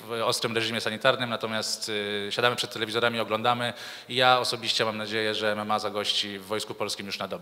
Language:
Polish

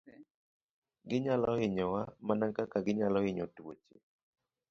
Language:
Luo (Kenya and Tanzania)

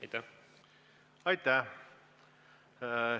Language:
Estonian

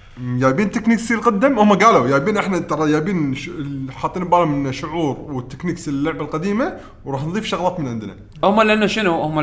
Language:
Arabic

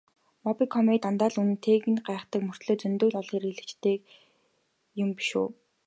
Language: Mongolian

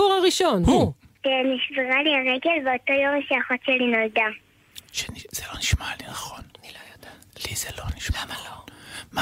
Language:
Hebrew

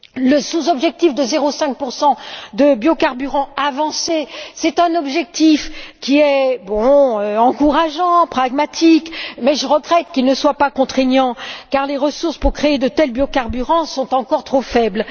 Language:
French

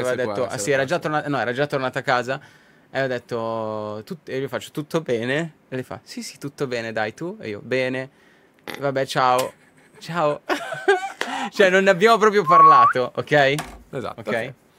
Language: Italian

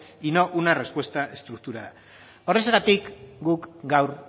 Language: Spanish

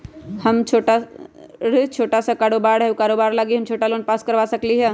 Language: Magahi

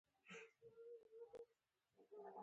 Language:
Pashto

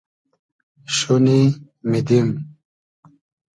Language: Hazaragi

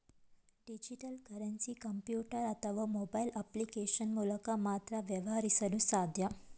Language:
Kannada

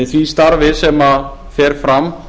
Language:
Icelandic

